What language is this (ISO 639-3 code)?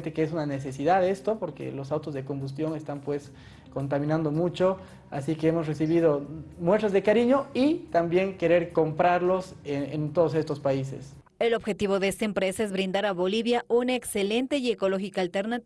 spa